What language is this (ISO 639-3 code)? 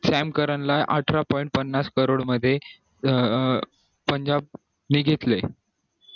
mar